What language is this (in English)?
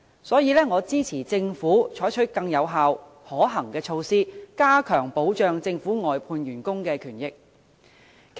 Cantonese